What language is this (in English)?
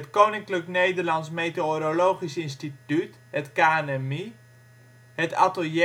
Dutch